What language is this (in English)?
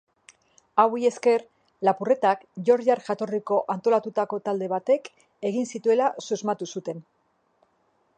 Basque